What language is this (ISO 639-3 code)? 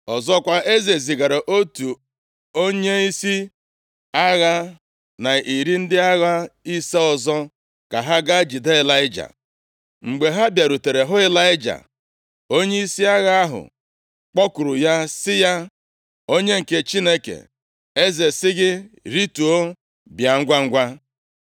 ibo